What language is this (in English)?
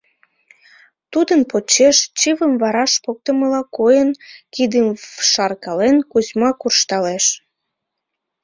Mari